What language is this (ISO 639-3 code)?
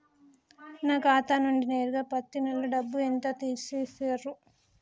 tel